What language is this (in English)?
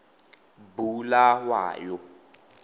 Tswana